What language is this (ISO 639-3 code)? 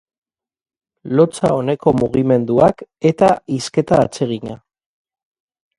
eus